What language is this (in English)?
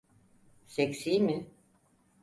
Turkish